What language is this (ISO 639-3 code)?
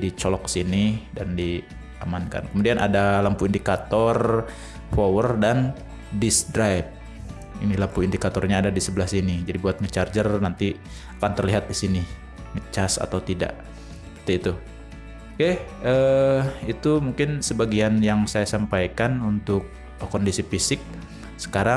ind